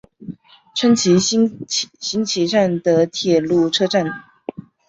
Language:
Chinese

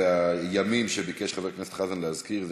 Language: Hebrew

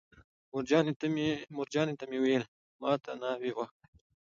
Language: Pashto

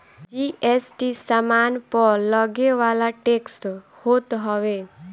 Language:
Bhojpuri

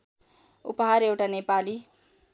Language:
Nepali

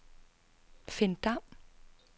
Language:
Danish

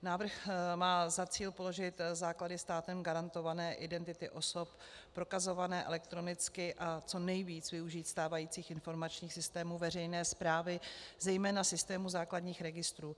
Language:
Czech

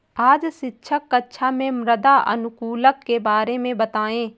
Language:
Hindi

